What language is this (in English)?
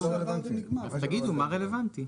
Hebrew